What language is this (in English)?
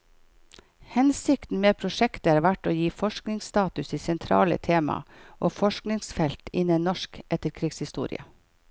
Norwegian